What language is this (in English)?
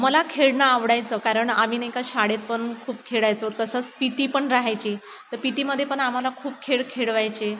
Marathi